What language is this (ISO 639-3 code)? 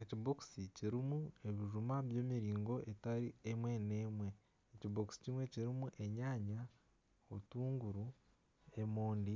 nyn